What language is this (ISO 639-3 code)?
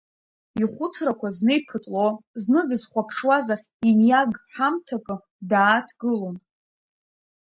abk